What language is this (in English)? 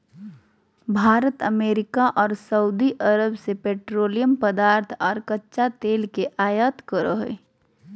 Magahi